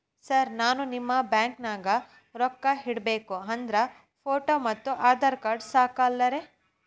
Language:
Kannada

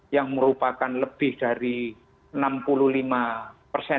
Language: Indonesian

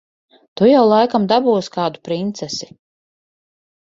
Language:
Latvian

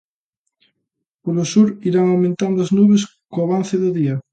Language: Galician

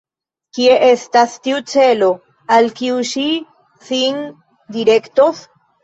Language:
Esperanto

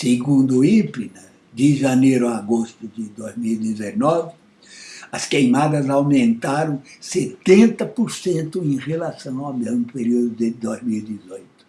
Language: Portuguese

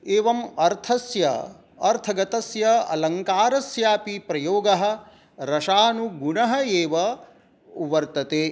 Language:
Sanskrit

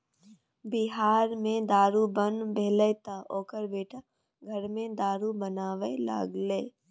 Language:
Maithili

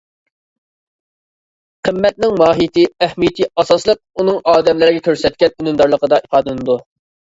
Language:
Uyghur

